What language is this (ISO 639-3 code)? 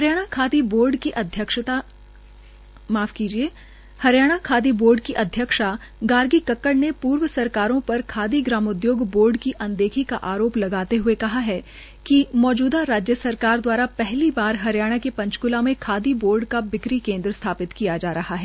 hin